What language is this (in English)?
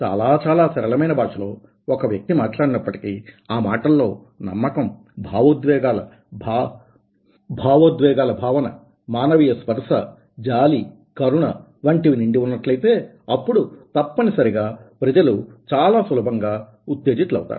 Telugu